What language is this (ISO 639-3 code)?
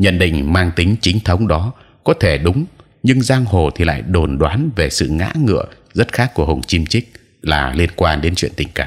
vie